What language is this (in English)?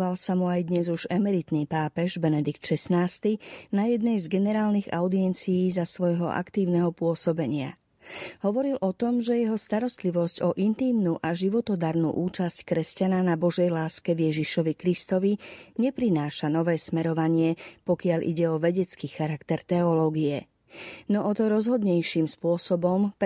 Slovak